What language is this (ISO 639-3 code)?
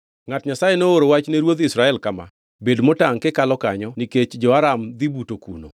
luo